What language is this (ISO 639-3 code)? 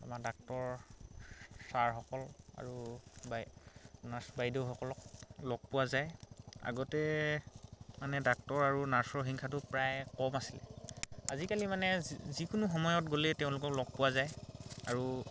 asm